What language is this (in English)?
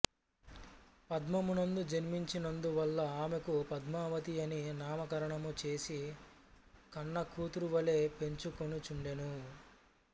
Telugu